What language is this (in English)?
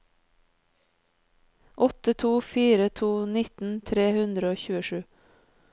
Norwegian